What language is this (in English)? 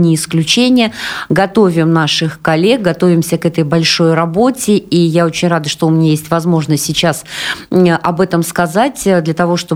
Russian